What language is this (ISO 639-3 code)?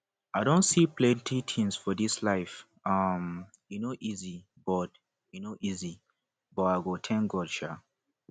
pcm